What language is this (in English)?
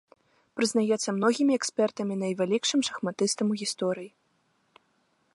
Belarusian